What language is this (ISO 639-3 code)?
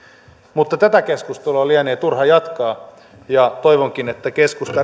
fin